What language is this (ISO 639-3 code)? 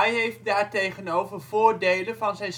nld